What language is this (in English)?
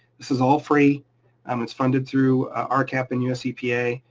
English